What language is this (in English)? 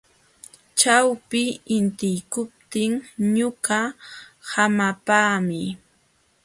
Jauja Wanca Quechua